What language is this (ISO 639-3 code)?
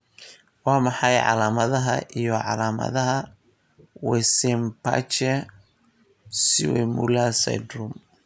som